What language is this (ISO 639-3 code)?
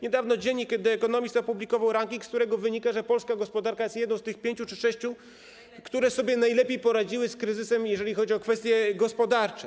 pol